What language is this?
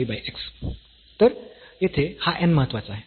Marathi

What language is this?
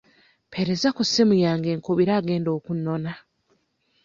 Ganda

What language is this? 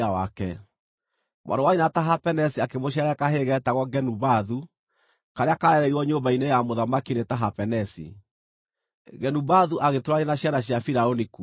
Kikuyu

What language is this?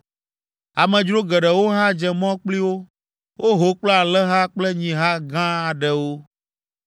Ewe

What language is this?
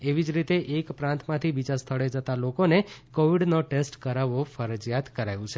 Gujarati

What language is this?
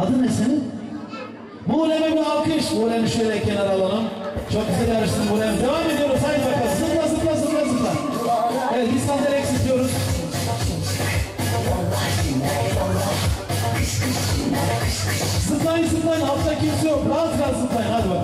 Turkish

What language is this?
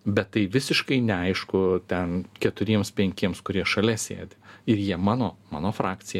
Lithuanian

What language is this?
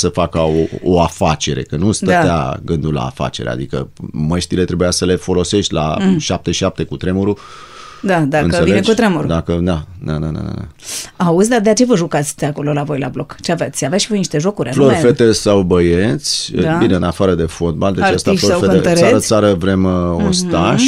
Romanian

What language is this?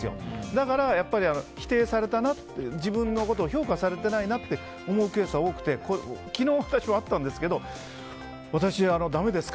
Japanese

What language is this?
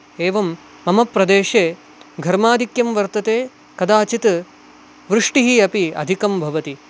Sanskrit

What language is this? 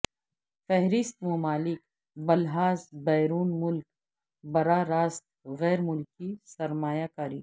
Urdu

